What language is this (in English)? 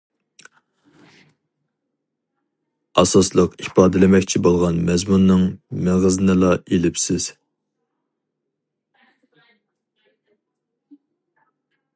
Uyghur